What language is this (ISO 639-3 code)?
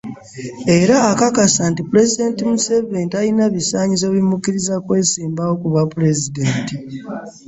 lug